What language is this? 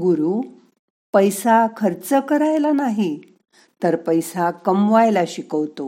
Marathi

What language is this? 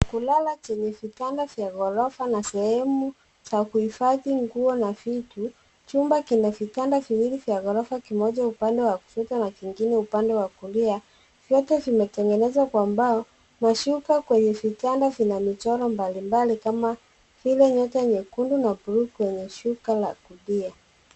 Swahili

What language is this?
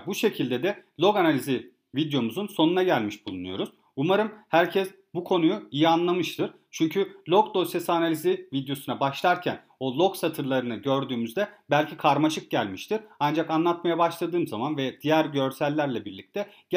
Turkish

